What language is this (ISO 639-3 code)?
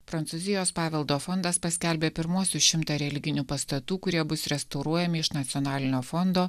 lit